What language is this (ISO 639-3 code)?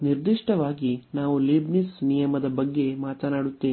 kan